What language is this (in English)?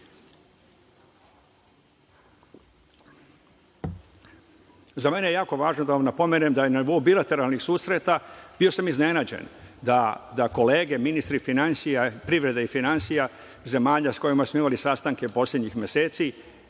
Serbian